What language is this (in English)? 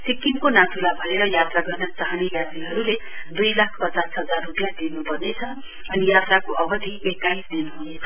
Nepali